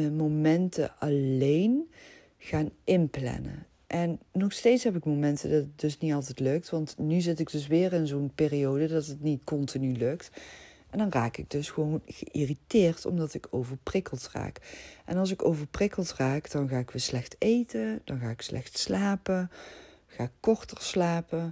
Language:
Dutch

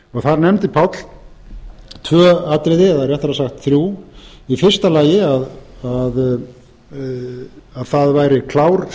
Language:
Icelandic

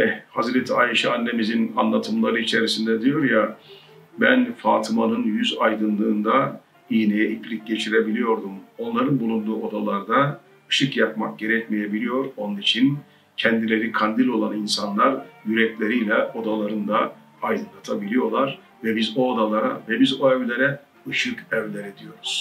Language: Turkish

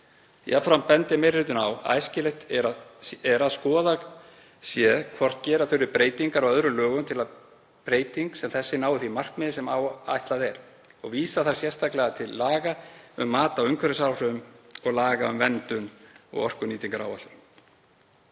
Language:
Icelandic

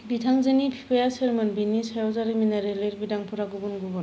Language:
Bodo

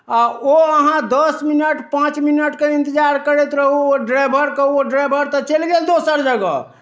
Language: Maithili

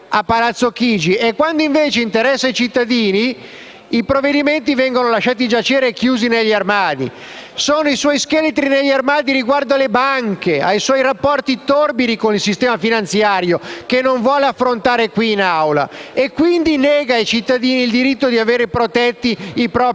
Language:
Italian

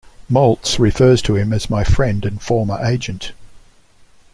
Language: English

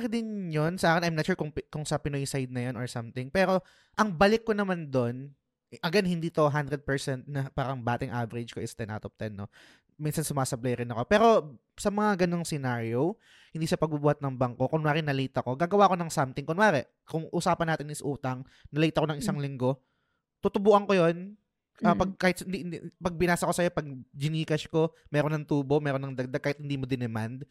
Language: Filipino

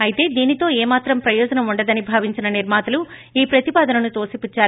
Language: Telugu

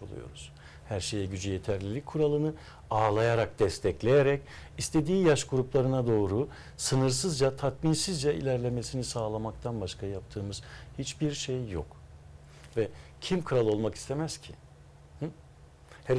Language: Turkish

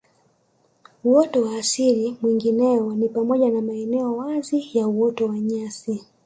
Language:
Swahili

